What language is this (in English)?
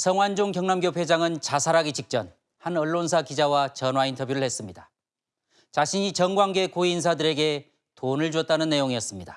Korean